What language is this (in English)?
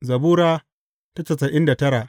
Hausa